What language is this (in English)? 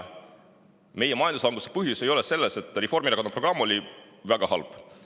Estonian